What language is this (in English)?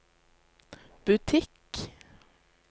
Norwegian